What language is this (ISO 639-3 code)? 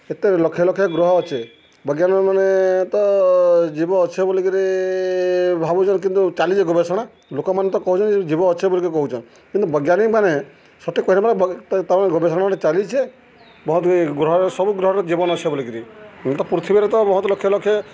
ori